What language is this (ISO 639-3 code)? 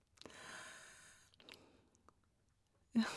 nor